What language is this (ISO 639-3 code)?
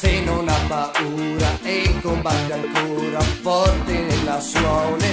ita